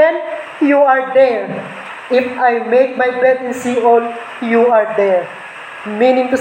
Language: Filipino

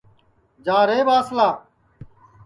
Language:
Sansi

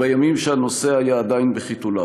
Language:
Hebrew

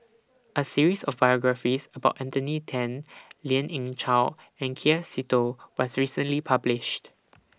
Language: English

